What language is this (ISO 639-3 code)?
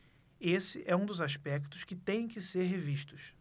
por